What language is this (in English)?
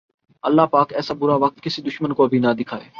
Urdu